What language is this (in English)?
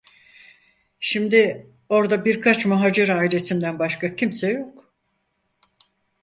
Turkish